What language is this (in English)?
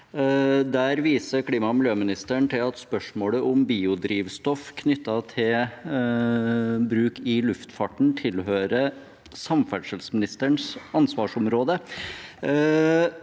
Norwegian